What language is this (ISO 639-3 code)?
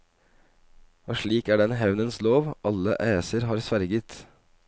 nor